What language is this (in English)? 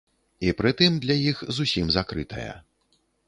Belarusian